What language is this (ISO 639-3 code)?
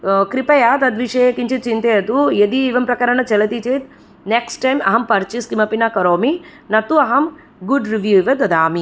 san